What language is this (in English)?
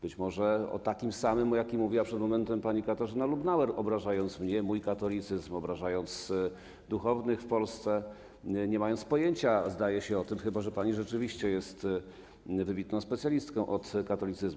Polish